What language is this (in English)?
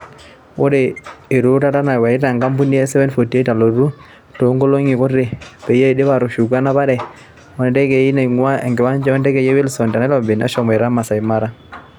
Masai